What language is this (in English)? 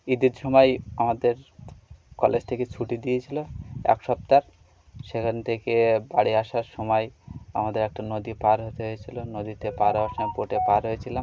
Bangla